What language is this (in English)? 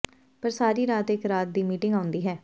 Punjabi